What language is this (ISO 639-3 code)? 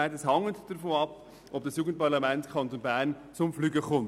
gsw